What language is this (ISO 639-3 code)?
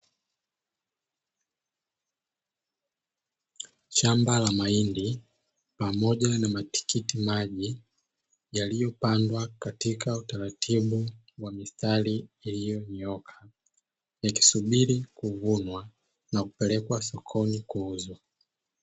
swa